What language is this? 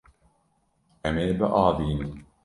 Kurdish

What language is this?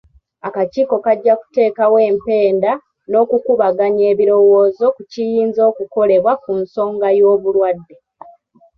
Ganda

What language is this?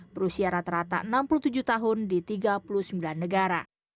Indonesian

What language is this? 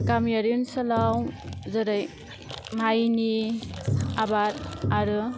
Bodo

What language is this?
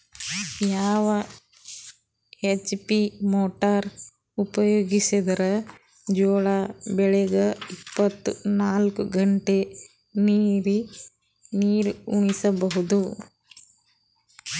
Kannada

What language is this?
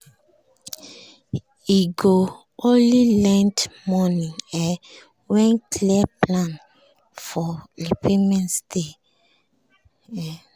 Nigerian Pidgin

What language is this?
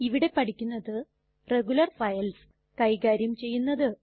Malayalam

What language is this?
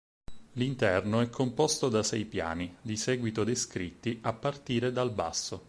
Italian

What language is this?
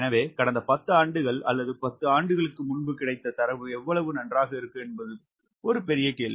Tamil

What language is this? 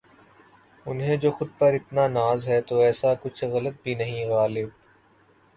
Urdu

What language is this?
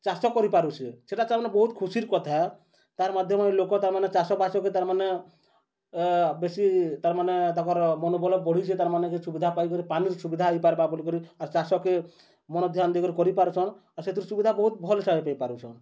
Odia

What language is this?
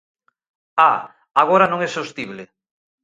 Galician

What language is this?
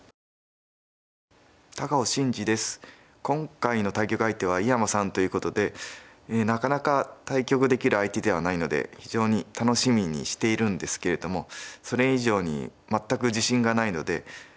Japanese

